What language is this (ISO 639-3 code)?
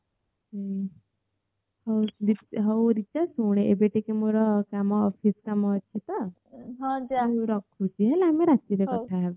ori